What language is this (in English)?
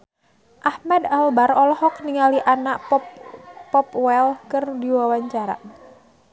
Sundanese